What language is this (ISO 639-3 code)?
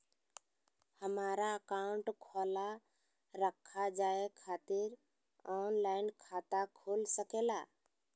mag